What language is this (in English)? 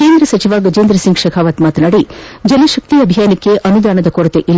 Kannada